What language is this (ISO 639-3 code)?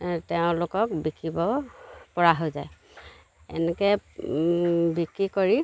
asm